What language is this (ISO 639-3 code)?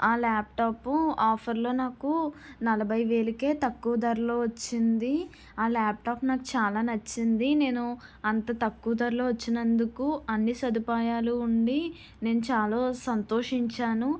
tel